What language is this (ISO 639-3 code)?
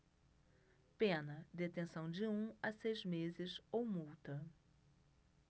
por